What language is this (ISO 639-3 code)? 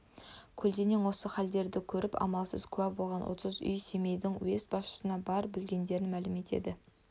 kaz